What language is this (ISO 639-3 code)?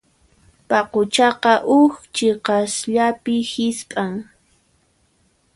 qxp